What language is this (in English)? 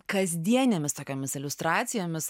Lithuanian